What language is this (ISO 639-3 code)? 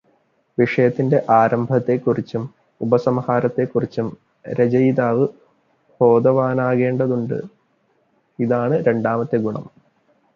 mal